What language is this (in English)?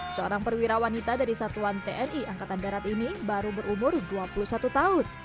Indonesian